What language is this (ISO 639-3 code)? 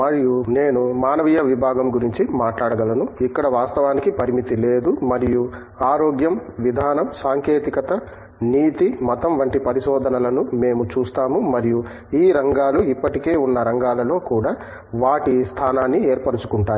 tel